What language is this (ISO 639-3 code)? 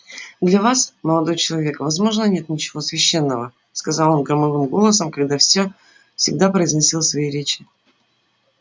rus